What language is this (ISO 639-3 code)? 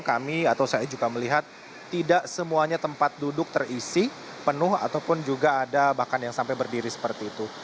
ind